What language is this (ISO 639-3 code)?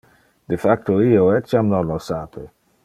ina